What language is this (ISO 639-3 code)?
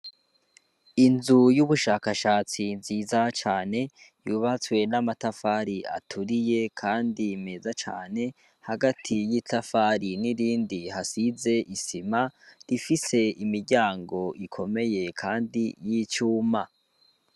run